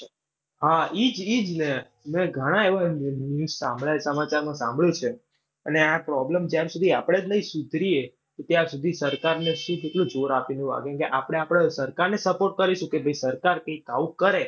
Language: Gujarati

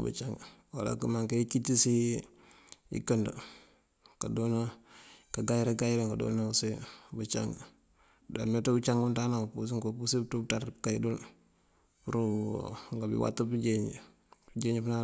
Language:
Mandjak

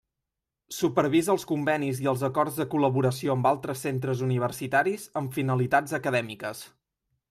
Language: Catalan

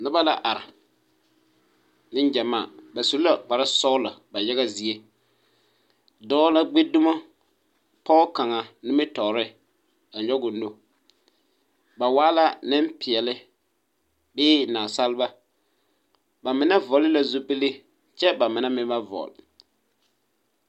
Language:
Southern Dagaare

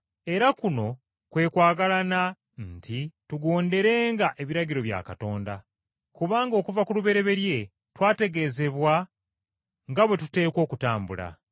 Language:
Ganda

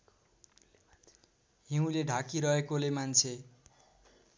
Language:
Nepali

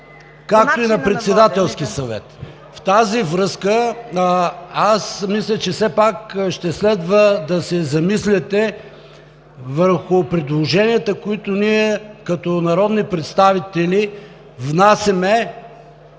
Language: Bulgarian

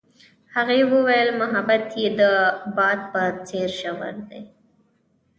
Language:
Pashto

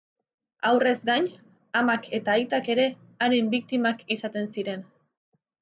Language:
Basque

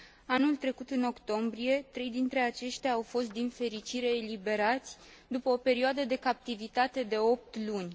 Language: Romanian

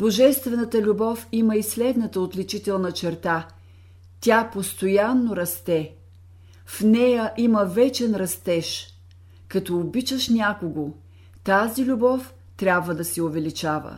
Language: Bulgarian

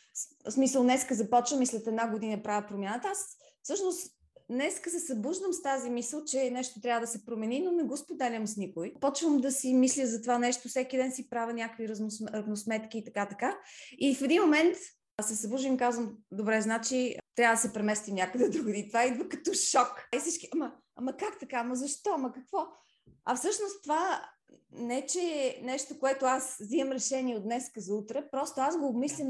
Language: Bulgarian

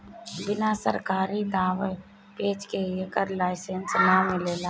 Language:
Bhojpuri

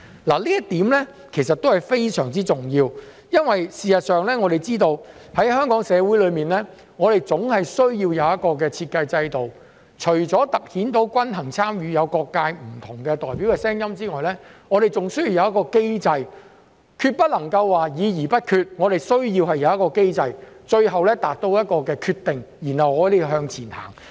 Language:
Cantonese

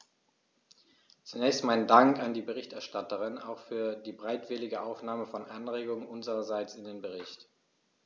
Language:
German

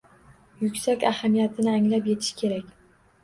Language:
Uzbek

